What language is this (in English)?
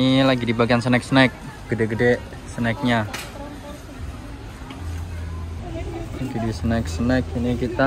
Indonesian